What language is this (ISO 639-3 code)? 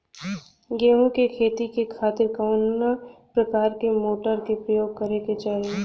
bho